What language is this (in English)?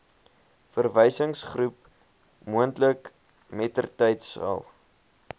Afrikaans